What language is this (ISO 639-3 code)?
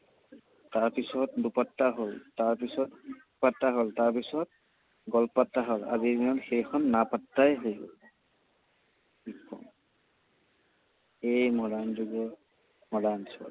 asm